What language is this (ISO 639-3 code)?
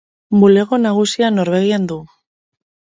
eus